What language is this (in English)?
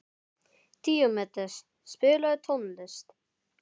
Icelandic